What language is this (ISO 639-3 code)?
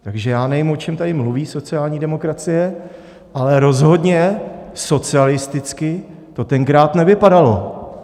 ces